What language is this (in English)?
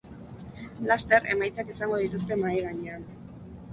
Basque